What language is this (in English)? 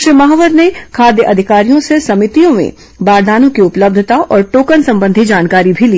Hindi